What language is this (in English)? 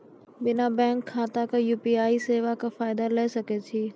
Maithili